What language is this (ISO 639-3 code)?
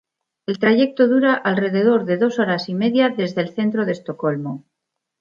spa